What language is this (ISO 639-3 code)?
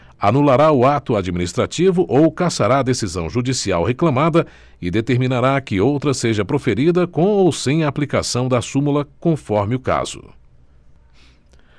por